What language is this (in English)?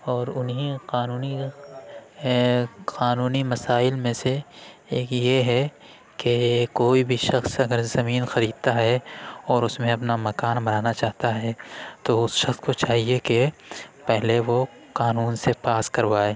Urdu